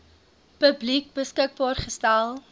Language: Afrikaans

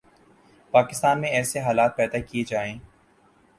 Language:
Urdu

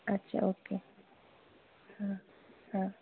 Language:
Marathi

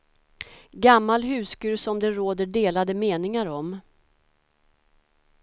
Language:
Swedish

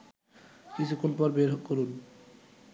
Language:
Bangla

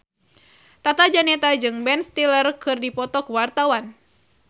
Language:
Sundanese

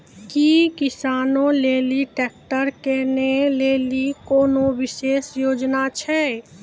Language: Maithili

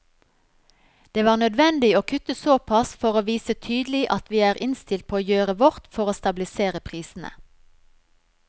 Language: Norwegian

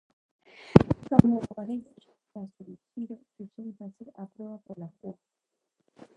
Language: Galician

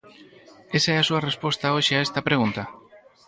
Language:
Galician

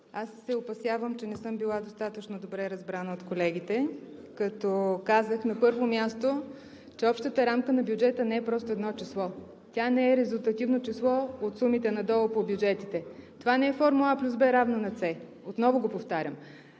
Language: Bulgarian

